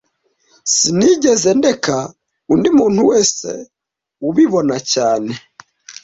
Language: Kinyarwanda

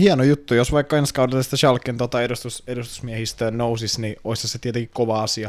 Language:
Finnish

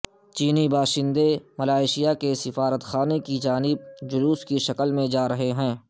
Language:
Urdu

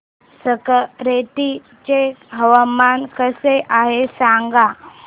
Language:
Marathi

